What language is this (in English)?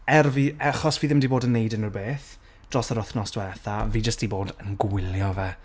Welsh